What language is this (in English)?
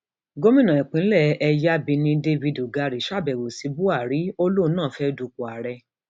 Yoruba